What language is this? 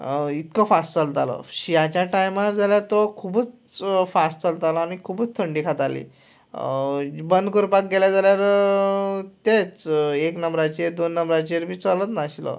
Konkani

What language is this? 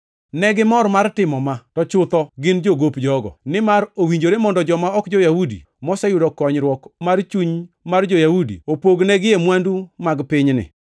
Luo (Kenya and Tanzania)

